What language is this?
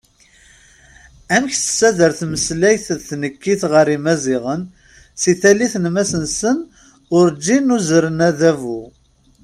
Kabyle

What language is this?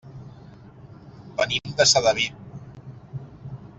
Catalan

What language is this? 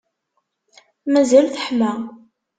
Kabyle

